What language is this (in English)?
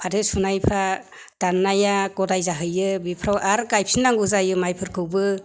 Bodo